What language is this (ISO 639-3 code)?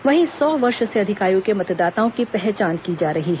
hin